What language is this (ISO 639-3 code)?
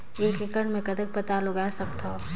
hne